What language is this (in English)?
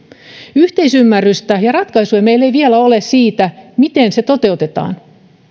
Finnish